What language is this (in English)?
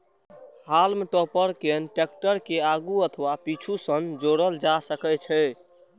Maithili